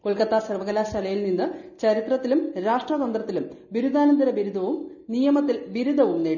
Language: Malayalam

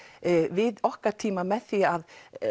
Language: Icelandic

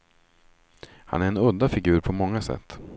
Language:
Swedish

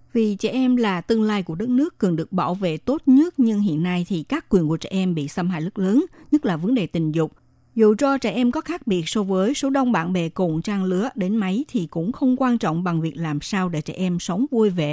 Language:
Vietnamese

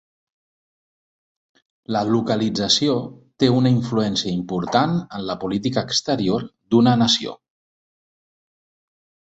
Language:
Catalan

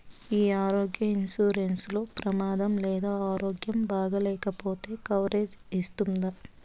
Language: Telugu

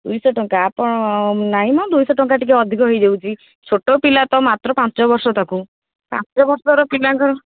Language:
Odia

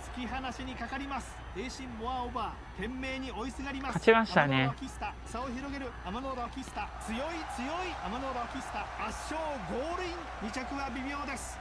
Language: Japanese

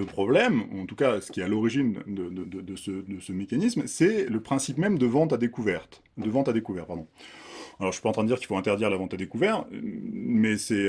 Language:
French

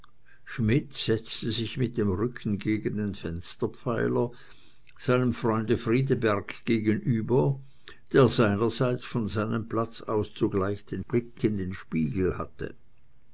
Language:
German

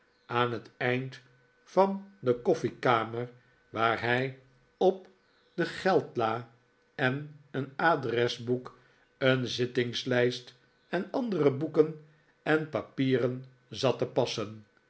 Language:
Dutch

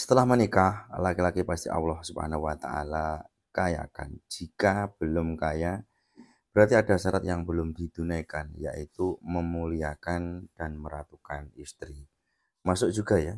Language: Indonesian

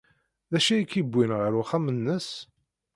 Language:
Kabyle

